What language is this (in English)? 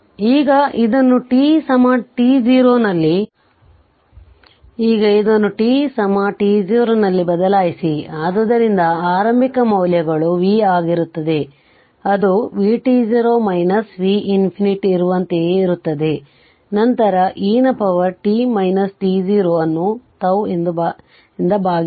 Kannada